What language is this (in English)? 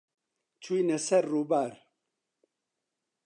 Central Kurdish